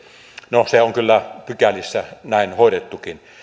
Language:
Finnish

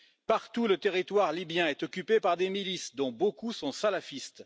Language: French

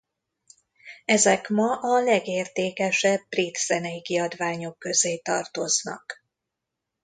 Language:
Hungarian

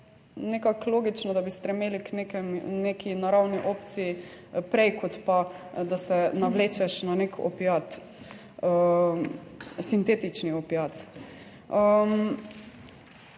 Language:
Slovenian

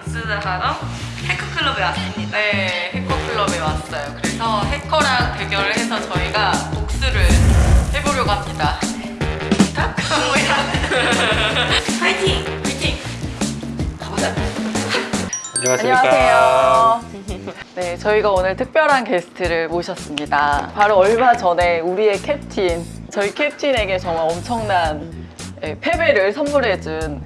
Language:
Korean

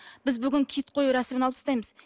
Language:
Kazakh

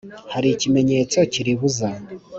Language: Kinyarwanda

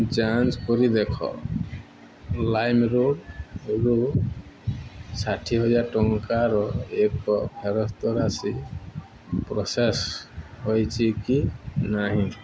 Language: Odia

